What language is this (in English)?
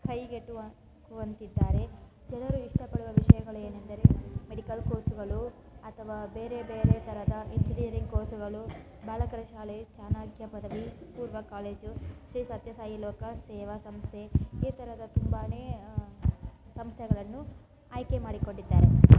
Kannada